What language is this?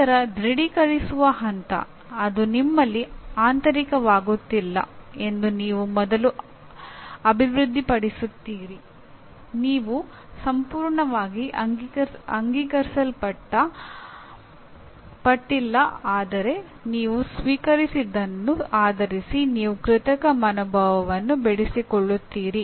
Kannada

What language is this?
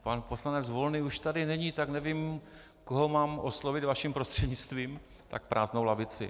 Czech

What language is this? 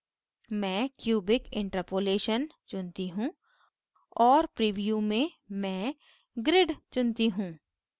Hindi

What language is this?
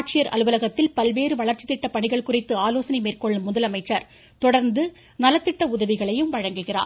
Tamil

